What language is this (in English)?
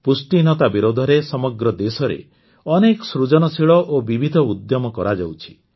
Odia